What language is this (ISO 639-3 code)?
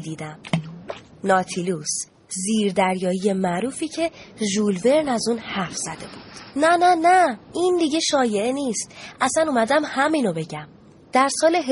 fas